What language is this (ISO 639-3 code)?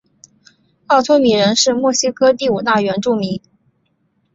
zho